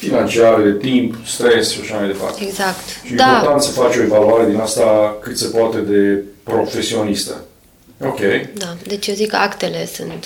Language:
Romanian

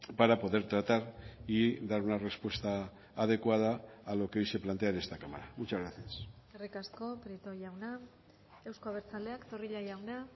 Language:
Spanish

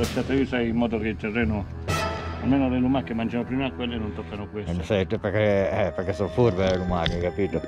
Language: Italian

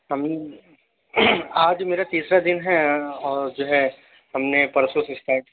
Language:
Urdu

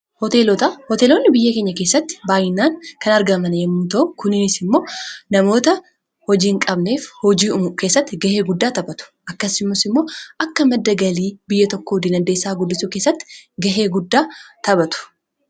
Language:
Oromo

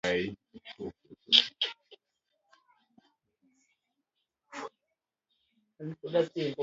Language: Luo (Kenya and Tanzania)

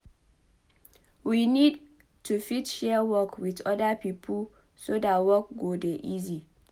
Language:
Nigerian Pidgin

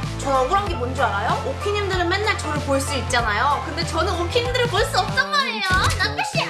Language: Korean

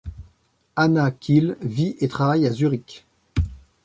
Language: French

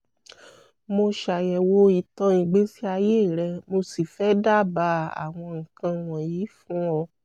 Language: Yoruba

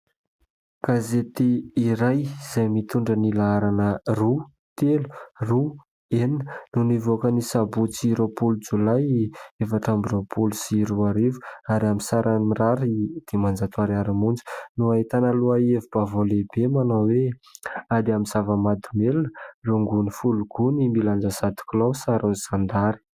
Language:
Malagasy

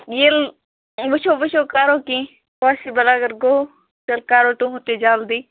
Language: Kashmiri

